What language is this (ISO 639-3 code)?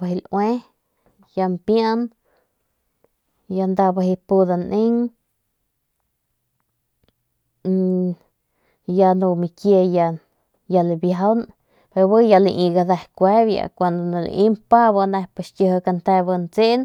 pmq